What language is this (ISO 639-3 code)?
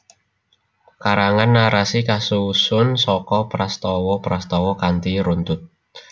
jav